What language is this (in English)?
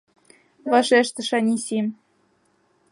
Mari